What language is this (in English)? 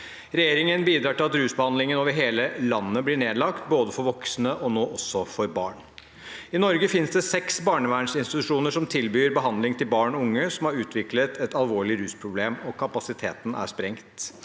Norwegian